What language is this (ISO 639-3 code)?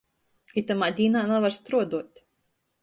ltg